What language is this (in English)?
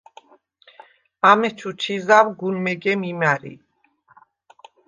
Svan